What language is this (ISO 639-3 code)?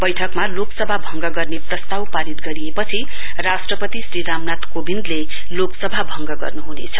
nep